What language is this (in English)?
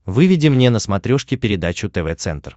Russian